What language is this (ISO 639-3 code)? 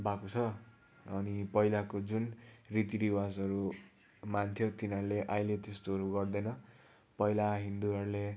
nep